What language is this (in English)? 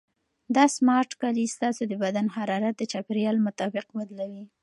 Pashto